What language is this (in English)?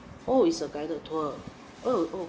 English